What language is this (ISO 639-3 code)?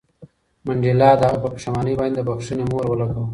pus